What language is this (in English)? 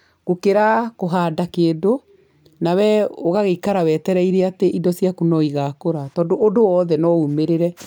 Kikuyu